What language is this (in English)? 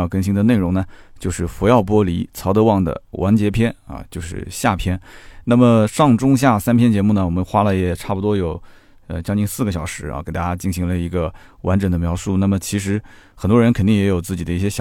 Chinese